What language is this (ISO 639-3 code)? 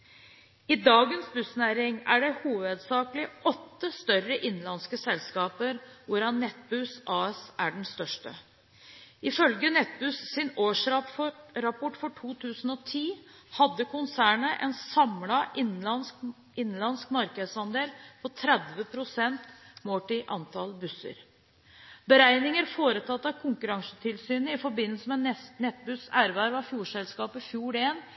nob